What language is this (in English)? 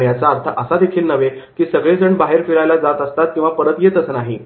Marathi